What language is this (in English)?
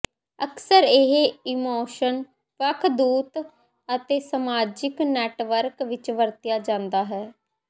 Punjabi